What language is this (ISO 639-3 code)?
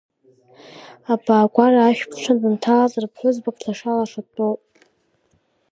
abk